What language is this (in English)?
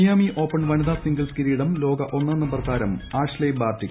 Malayalam